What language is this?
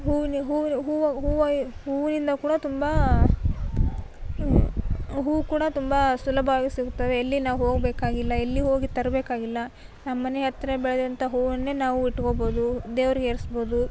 Kannada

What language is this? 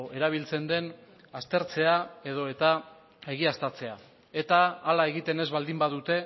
Basque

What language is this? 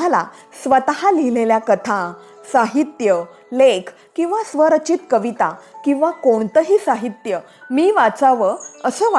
Marathi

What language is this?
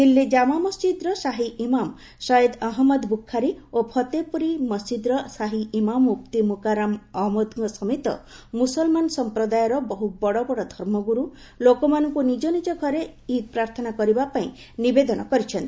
Odia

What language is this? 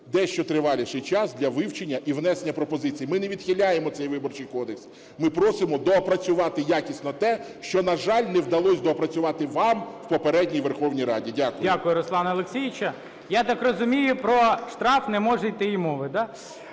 Ukrainian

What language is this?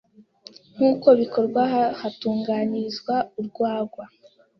Kinyarwanda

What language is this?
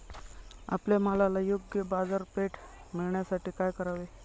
Marathi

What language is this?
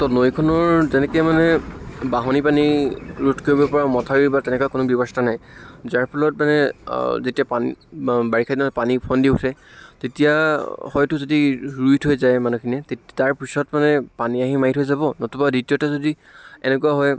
Assamese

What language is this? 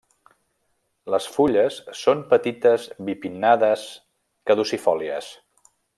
Catalan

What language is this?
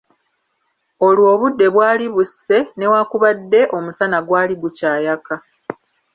Ganda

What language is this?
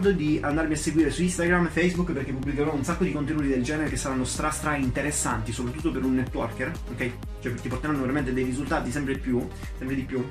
Italian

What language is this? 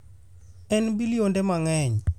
Luo (Kenya and Tanzania)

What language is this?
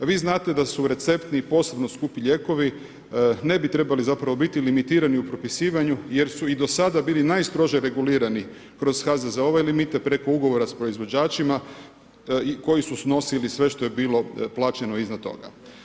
Croatian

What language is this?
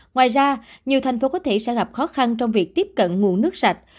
Vietnamese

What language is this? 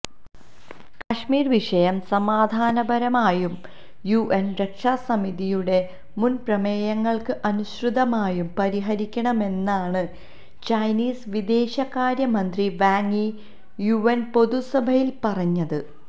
Malayalam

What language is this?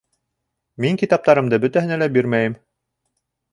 Bashkir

